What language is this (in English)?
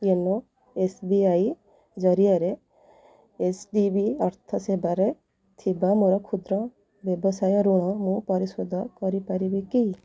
Odia